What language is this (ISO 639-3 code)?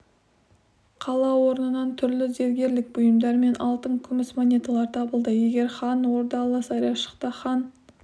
kaz